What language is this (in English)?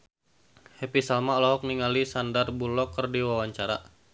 Sundanese